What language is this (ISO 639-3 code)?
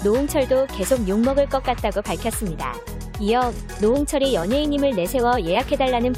kor